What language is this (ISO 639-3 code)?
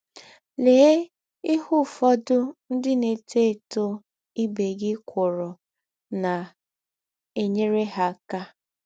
ibo